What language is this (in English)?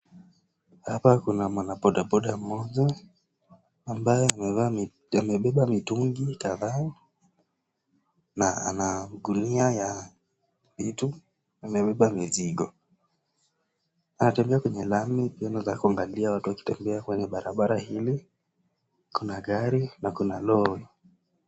Swahili